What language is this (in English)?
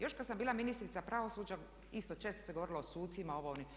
Croatian